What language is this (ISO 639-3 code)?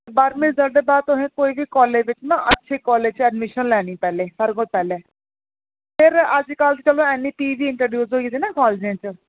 doi